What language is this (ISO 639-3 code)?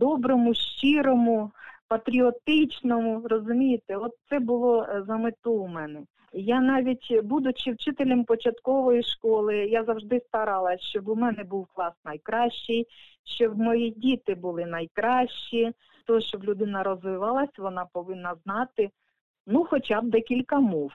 ukr